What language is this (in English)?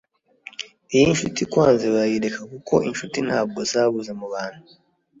Kinyarwanda